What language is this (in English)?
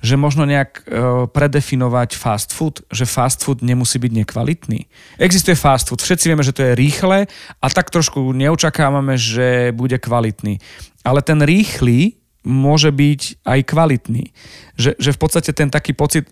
Slovak